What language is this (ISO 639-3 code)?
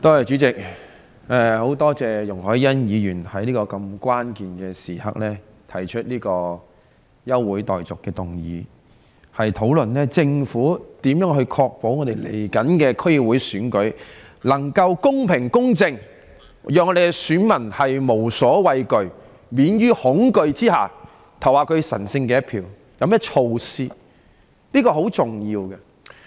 yue